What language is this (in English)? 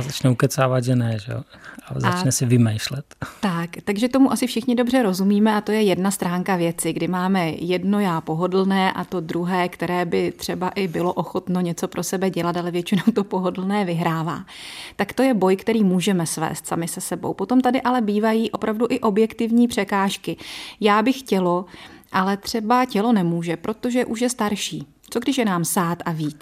Czech